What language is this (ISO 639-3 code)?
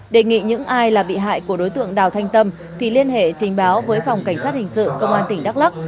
vie